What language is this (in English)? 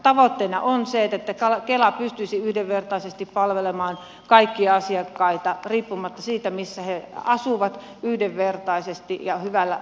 Finnish